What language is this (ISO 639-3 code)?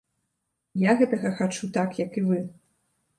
bel